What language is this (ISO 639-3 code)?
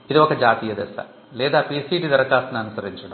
tel